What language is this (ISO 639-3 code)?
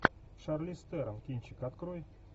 rus